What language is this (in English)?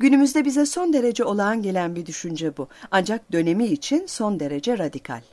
Turkish